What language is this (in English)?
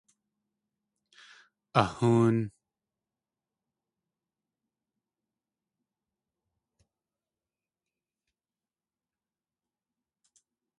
Tlingit